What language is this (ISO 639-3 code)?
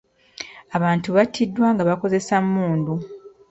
lug